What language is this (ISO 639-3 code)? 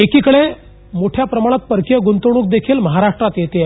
mar